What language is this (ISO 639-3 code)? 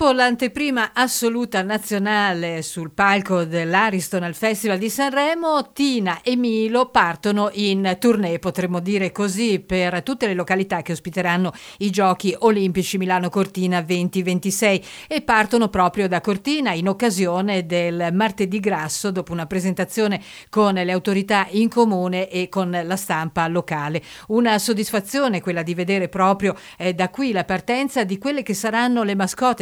ita